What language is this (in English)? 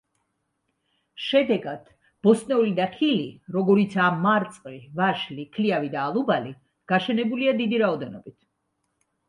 Georgian